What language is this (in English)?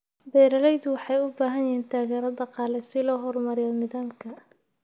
Somali